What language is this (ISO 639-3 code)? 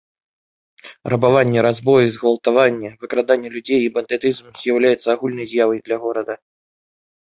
bel